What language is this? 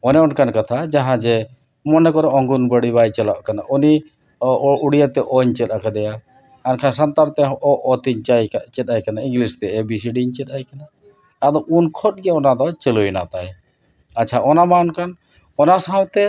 Santali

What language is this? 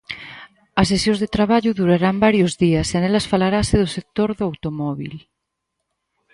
Galician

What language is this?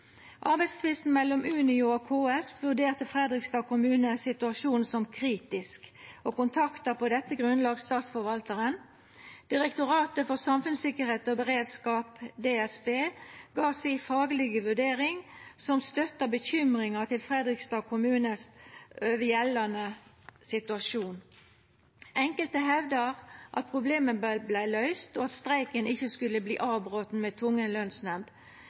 Norwegian Nynorsk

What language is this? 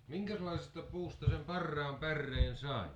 Finnish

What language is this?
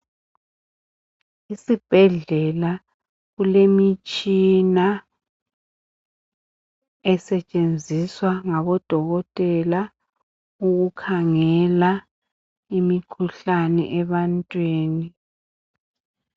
North Ndebele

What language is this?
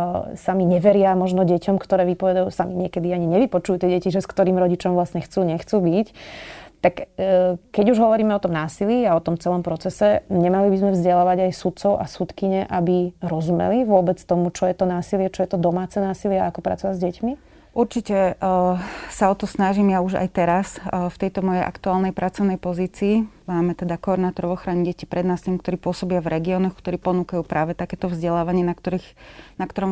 Slovak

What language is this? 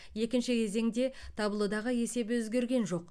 Kazakh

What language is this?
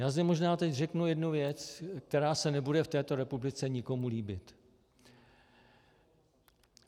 Czech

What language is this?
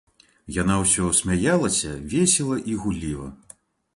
Belarusian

